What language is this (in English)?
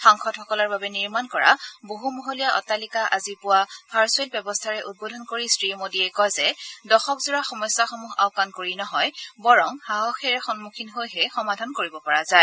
Assamese